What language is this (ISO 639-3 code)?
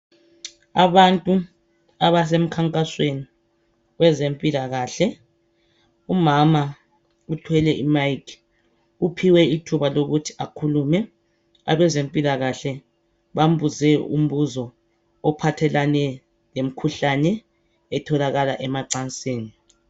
nde